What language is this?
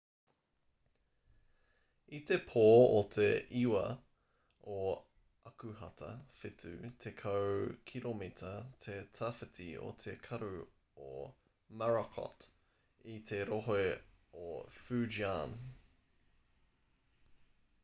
Māori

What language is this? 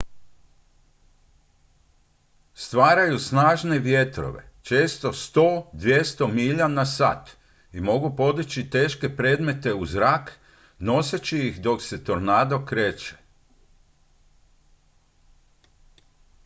Croatian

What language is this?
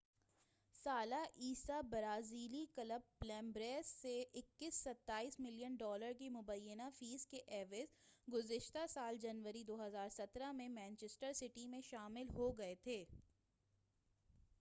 Urdu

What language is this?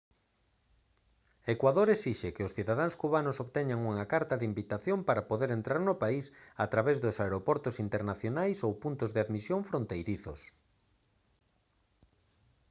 Galician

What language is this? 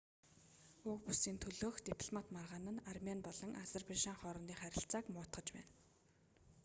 Mongolian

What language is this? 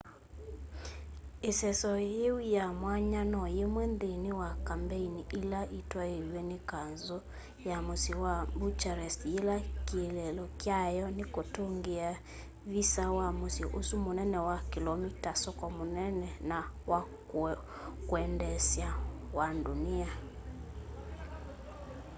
Kamba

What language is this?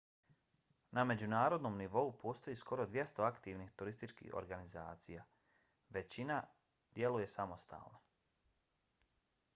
Bosnian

